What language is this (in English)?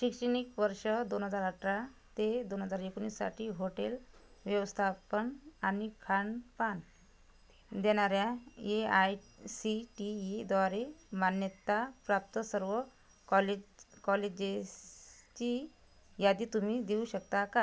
Marathi